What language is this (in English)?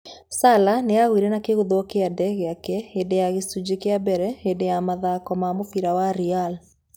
Kikuyu